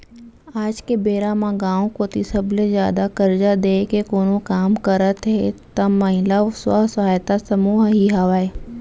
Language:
Chhattisgarhi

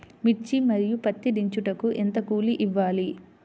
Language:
Telugu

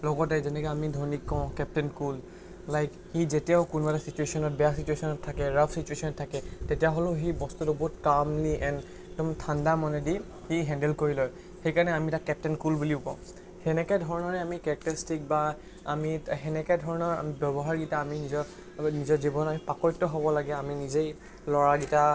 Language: Assamese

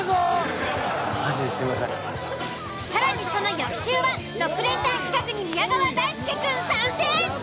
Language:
Japanese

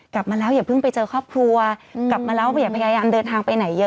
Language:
Thai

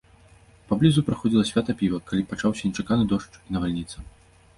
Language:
Belarusian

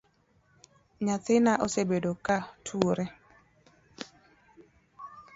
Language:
Luo (Kenya and Tanzania)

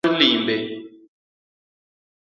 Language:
Luo (Kenya and Tanzania)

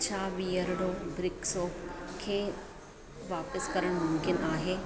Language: Sindhi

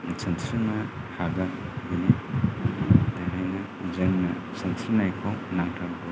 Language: Bodo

